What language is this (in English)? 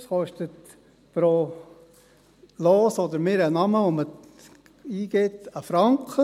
Swiss German